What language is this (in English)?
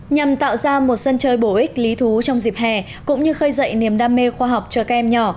Vietnamese